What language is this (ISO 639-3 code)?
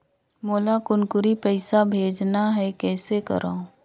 hne